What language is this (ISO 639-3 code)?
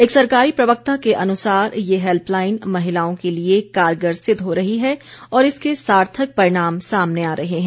hin